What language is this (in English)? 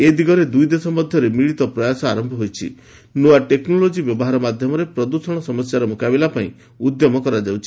Odia